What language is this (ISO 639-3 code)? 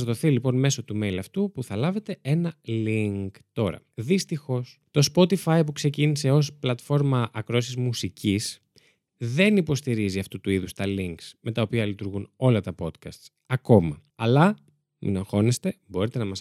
ell